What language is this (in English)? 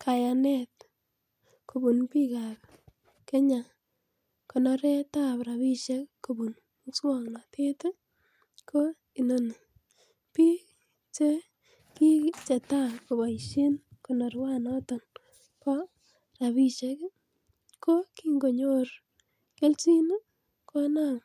Kalenjin